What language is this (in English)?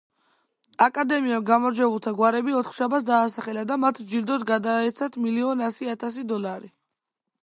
Georgian